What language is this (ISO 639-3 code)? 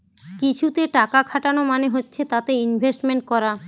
ben